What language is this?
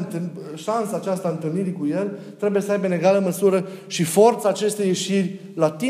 Romanian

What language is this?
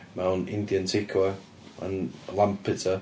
Welsh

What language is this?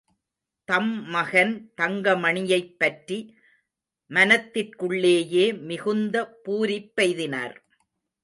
Tamil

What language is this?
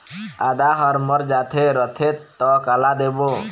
Chhattisgarhi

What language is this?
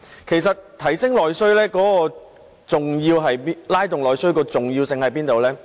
Cantonese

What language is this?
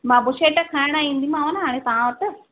Sindhi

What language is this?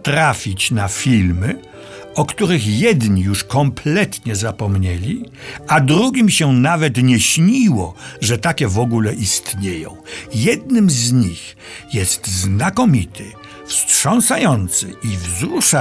Polish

